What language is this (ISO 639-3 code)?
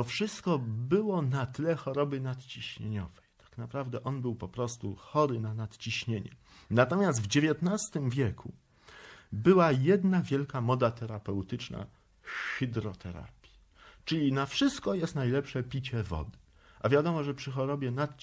pol